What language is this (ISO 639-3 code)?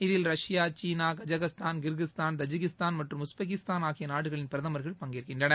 tam